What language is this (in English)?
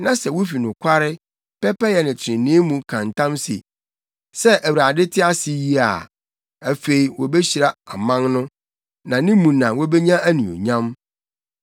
Akan